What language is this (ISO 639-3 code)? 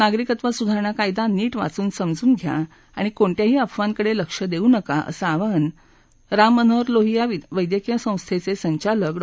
mar